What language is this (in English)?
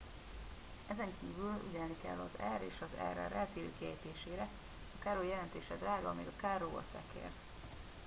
Hungarian